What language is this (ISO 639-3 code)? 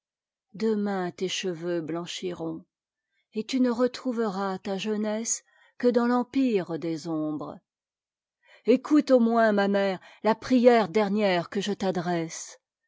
fra